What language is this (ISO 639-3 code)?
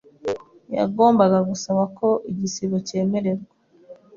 kin